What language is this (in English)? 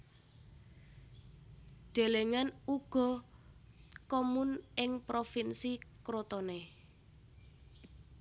Javanese